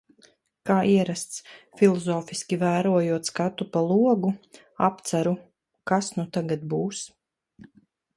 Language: Latvian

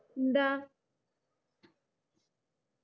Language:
Malayalam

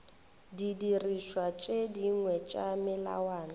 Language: Northern Sotho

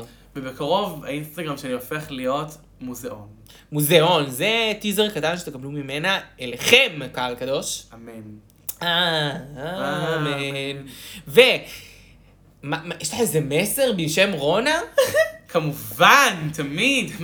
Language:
Hebrew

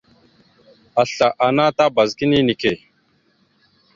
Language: Mada (Cameroon)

